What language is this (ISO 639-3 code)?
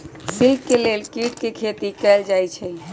mag